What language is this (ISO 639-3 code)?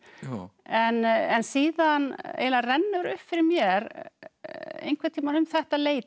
isl